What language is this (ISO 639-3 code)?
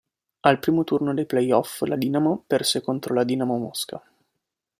ita